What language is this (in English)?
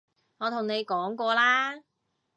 Cantonese